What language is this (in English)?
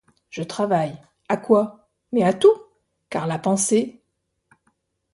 French